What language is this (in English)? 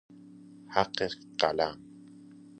Persian